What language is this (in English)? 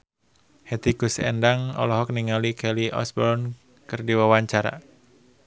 Sundanese